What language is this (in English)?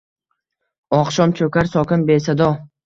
Uzbek